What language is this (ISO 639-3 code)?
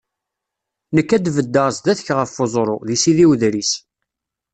kab